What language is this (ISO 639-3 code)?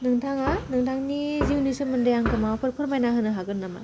brx